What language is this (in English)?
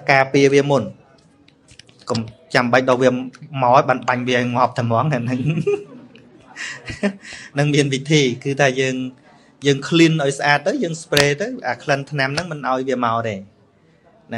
Vietnamese